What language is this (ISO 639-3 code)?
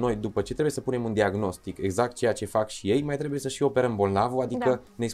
ron